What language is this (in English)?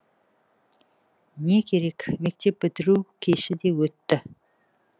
Kazakh